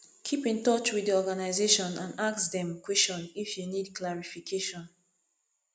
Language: Nigerian Pidgin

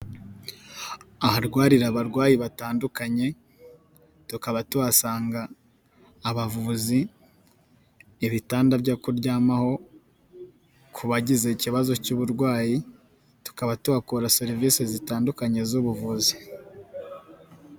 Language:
Kinyarwanda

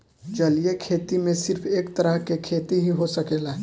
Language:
Bhojpuri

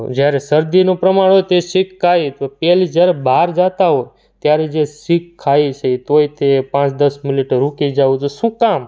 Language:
Gujarati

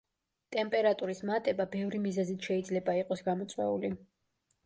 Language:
Georgian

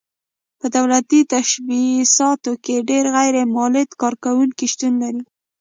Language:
Pashto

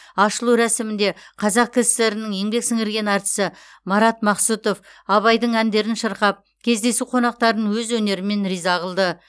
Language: Kazakh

